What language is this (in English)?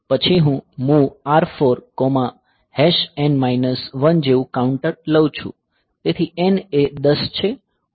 Gujarati